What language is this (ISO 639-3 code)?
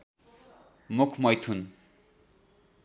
nep